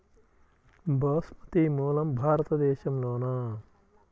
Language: Telugu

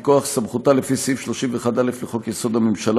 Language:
Hebrew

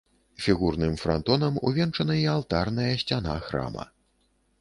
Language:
Belarusian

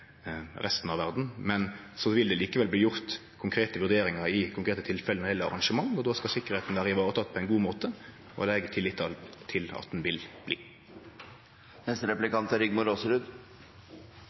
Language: Norwegian Nynorsk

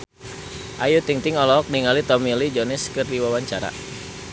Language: Sundanese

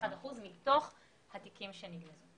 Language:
Hebrew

